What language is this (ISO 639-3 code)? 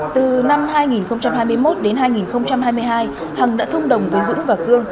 vie